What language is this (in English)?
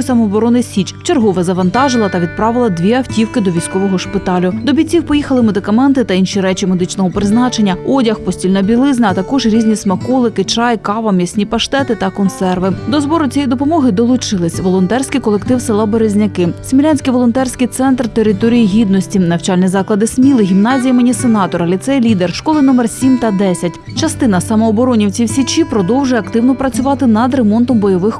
Ukrainian